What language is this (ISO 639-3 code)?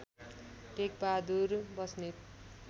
nep